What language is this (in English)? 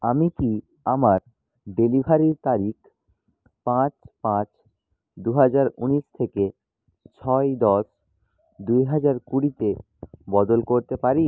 Bangla